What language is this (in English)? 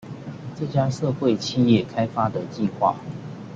Chinese